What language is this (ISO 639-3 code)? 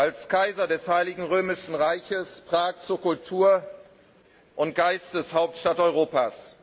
deu